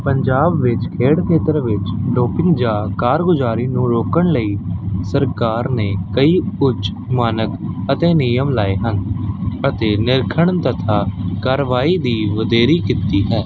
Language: Punjabi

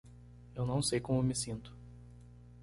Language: Portuguese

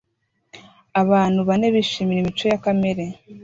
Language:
Kinyarwanda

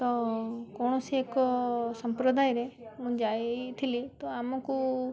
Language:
Odia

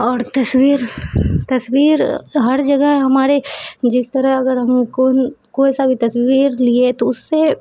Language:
Urdu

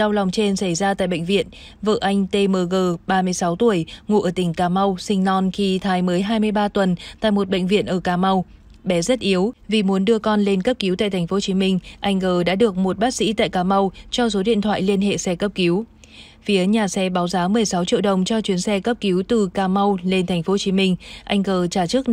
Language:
Vietnamese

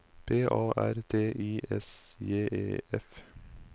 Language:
Norwegian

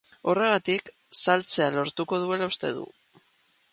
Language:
Basque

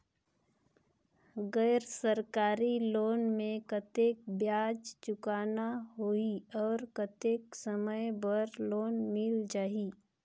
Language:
Chhattisgarhi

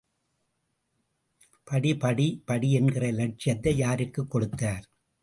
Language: Tamil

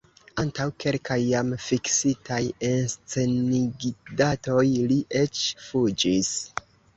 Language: Esperanto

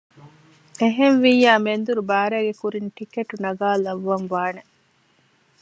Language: Divehi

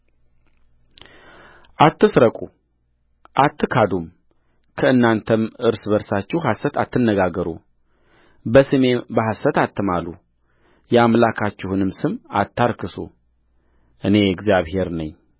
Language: Amharic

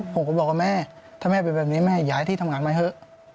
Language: Thai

